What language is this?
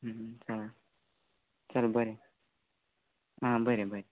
Konkani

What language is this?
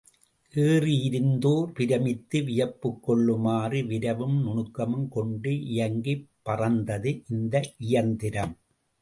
Tamil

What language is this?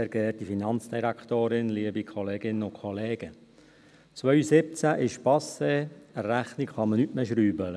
Swiss German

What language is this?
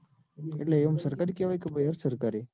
Gujarati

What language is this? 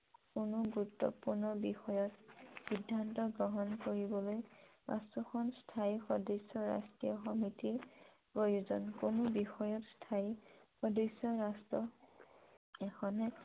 Assamese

